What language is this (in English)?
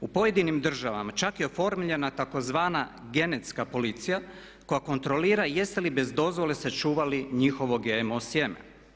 Croatian